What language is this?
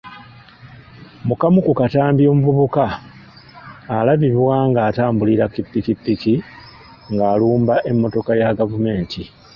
Ganda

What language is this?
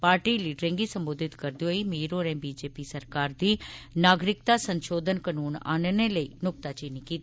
Dogri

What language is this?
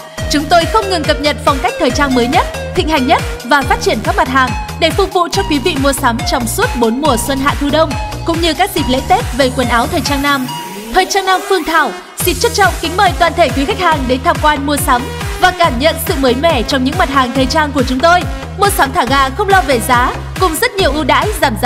Vietnamese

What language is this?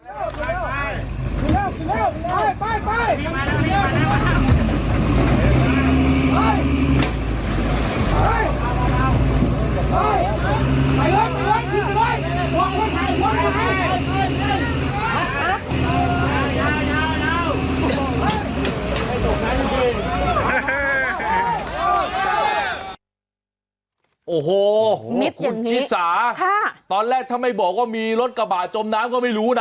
Thai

